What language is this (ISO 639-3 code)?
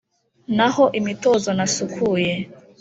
kin